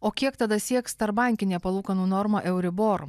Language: Lithuanian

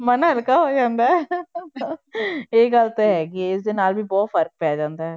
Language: Punjabi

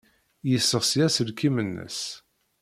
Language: Kabyle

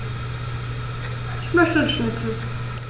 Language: German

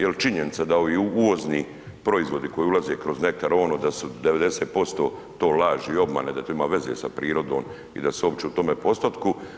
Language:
Croatian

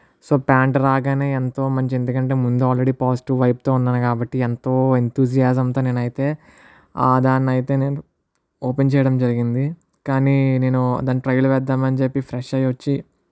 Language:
Telugu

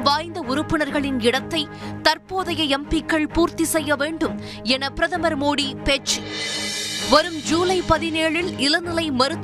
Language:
Tamil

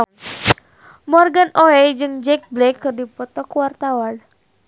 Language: Sundanese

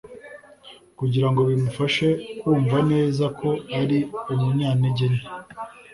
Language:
Kinyarwanda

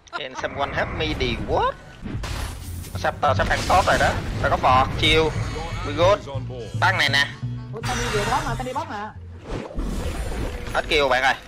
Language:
Vietnamese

